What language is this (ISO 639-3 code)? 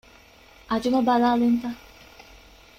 div